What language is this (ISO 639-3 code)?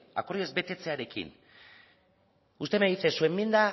spa